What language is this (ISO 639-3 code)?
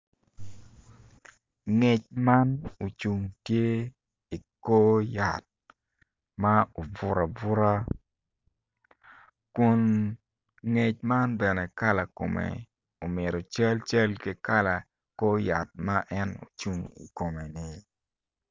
ach